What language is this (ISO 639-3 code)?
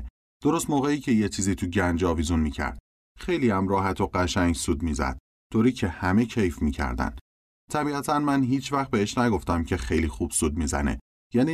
fas